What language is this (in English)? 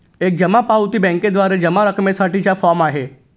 Marathi